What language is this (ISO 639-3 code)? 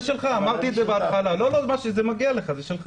heb